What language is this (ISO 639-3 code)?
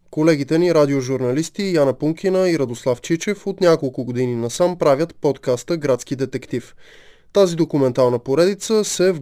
bul